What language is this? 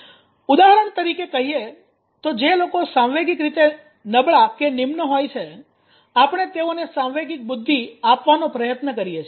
Gujarati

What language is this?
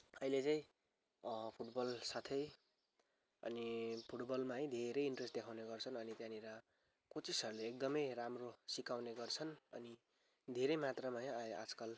Nepali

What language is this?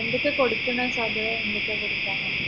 Malayalam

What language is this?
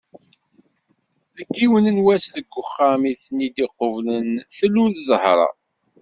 Kabyle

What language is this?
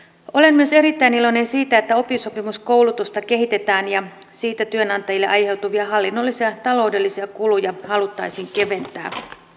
Finnish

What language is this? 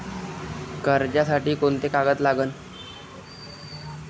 Marathi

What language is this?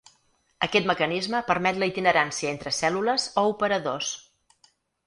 Catalan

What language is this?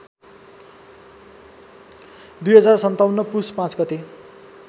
Nepali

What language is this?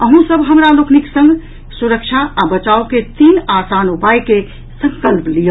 Maithili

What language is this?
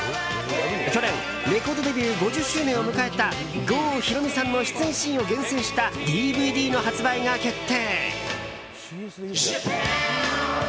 Japanese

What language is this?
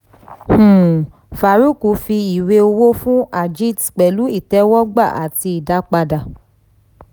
Yoruba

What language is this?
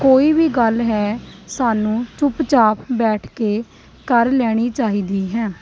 Punjabi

